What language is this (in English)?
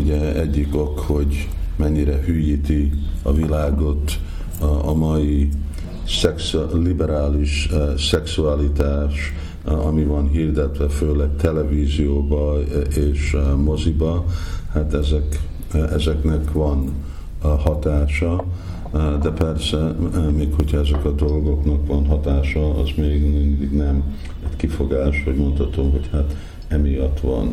Hungarian